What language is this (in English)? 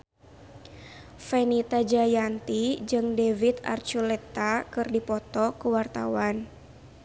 Sundanese